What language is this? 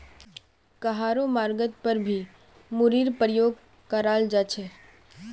Magahi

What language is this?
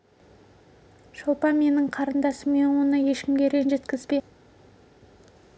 Kazakh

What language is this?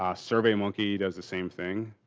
English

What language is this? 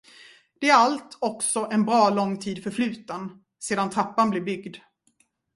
Swedish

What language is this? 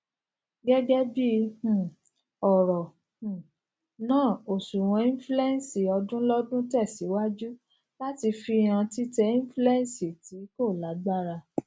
Yoruba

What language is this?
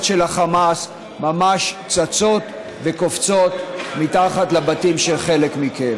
Hebrew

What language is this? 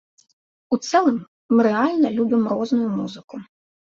Belarusian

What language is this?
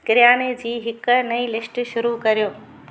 Sindhi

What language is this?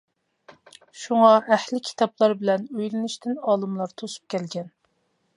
Uyghur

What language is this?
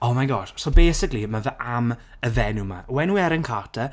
Welsh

